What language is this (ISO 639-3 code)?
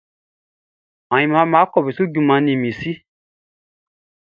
bci